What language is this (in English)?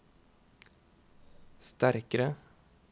Norwegian